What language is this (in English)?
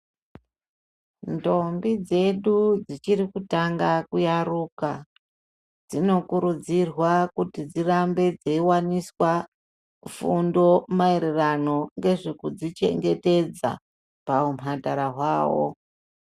Ndau